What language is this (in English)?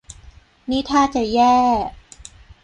Thai